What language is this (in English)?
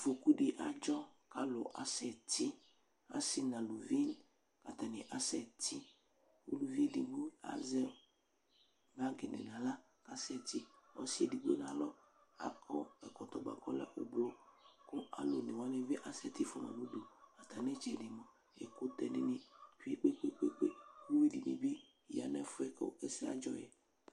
Ikposo